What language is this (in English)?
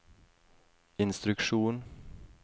Norwegian